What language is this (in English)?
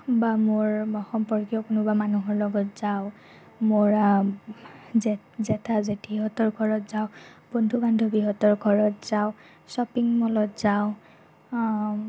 Assamese